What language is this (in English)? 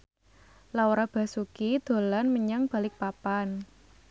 Javanese